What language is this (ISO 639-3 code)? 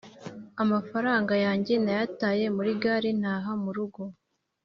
kin